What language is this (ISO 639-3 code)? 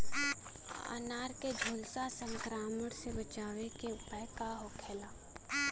bho